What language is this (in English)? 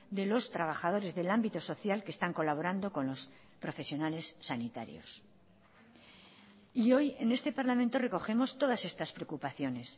Spanish